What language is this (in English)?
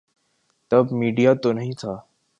Urdu